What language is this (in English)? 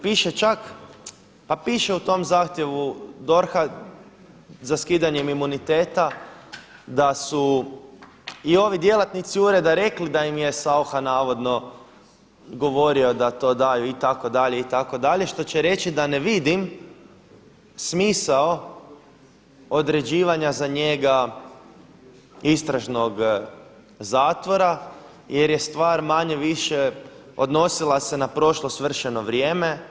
Croatian